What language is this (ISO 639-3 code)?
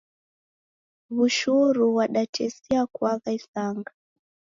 dav